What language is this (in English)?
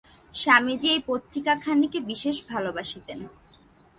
Bangla